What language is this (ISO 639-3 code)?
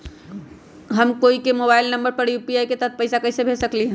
mag